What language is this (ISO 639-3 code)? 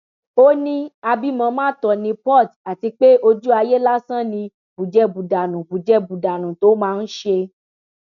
yor